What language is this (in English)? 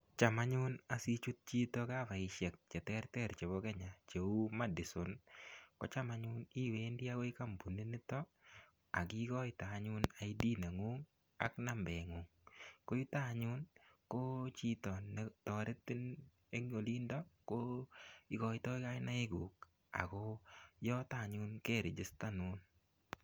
Kalenjin